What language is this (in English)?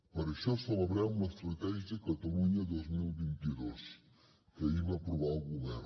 Catalan